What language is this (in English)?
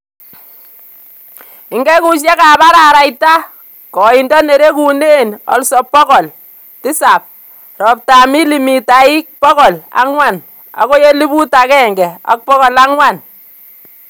Kalenjin